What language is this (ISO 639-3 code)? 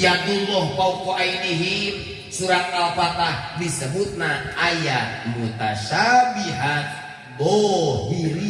ind